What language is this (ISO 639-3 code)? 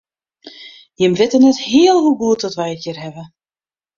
fry